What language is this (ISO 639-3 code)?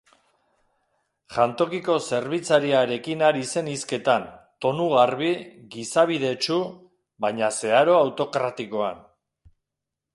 eus